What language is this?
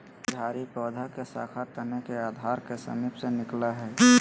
Magahi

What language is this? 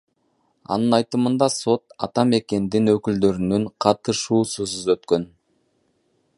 Kyrgyz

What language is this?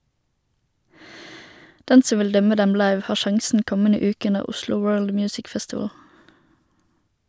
Norwegian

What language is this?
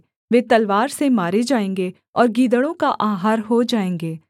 Hindi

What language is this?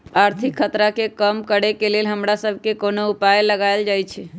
Magahi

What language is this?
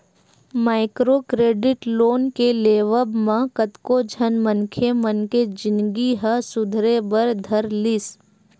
Chhattisgarhi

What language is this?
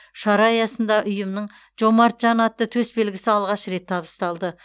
Kazakh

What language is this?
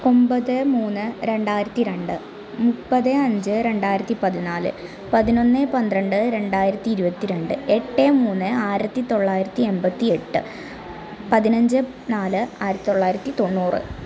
Malayalam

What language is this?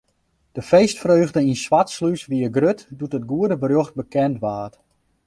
Western Frisian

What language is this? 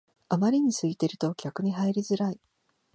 Japanese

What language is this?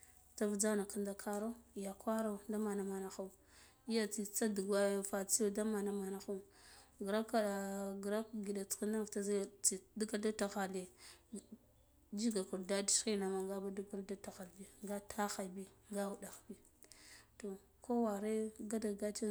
Guduf-Gava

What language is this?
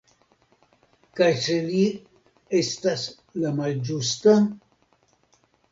Esperanto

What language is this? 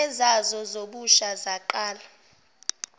Zulu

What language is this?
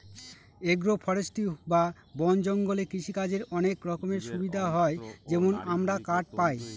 Bangla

